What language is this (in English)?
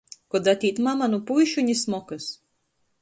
Latgalian